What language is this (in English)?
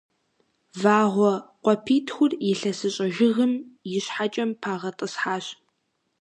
Kabardian